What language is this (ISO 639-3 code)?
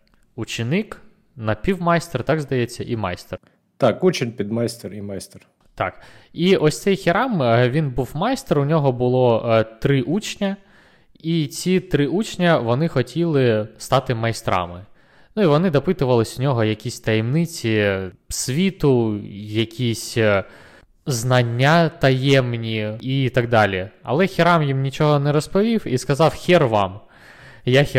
ukr